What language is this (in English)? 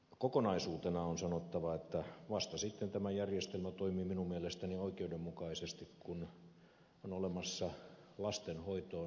Finnish